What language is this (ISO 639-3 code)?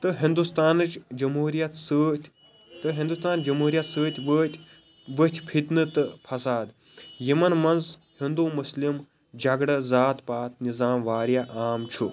kas